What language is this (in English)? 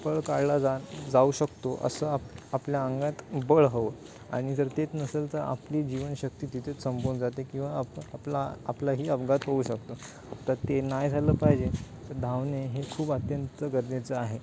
Marathi